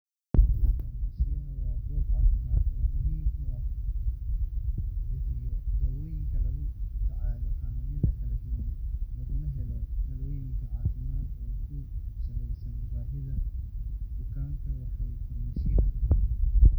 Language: Somali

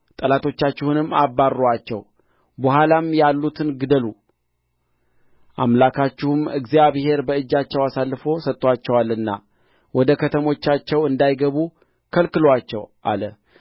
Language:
Amharic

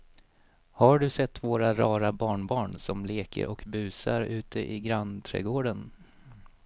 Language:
Swedish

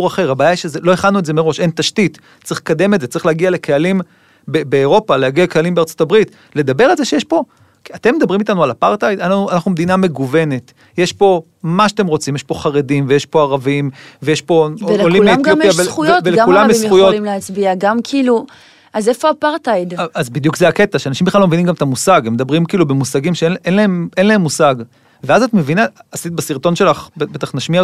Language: Hebrew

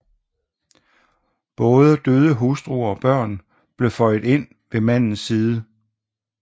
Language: Danish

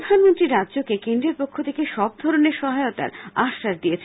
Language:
Bangla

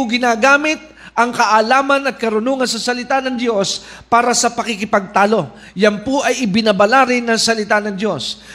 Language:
Filipino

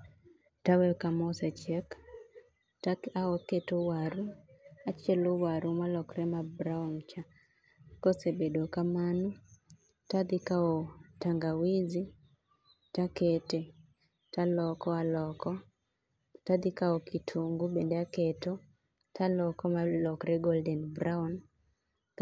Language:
Luo (Kenya and Tanzania)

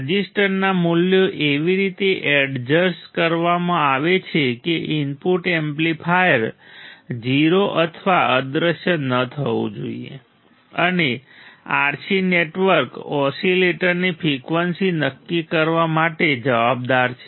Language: Gujarati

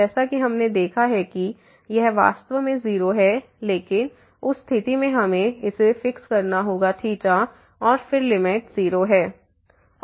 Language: Hindi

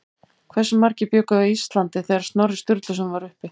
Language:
Icelandic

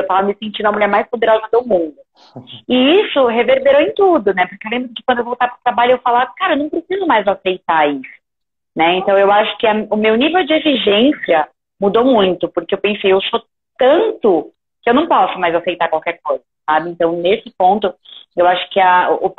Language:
Portuguese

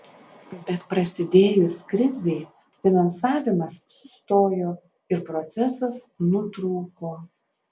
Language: Lithuanian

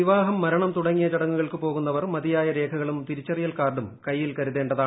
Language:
Malayalam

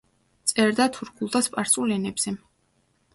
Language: Georgian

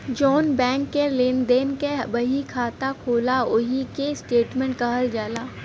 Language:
Bhojpuri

